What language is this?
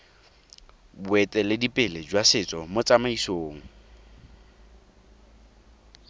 Tswana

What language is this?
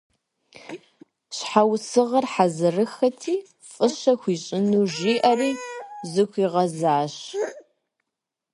Kabardian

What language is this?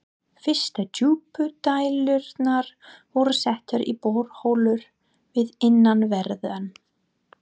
Icelandic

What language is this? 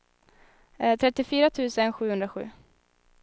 Swedish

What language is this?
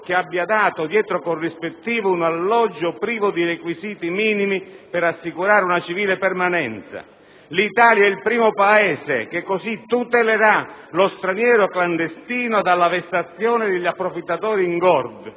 Italian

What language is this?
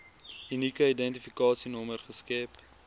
Afrikaans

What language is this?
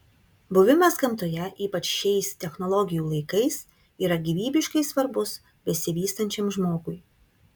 Lithuanian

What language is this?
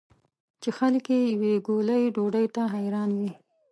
Pashto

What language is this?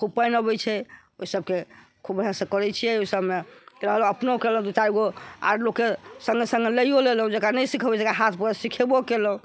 Maithili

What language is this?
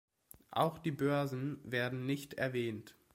German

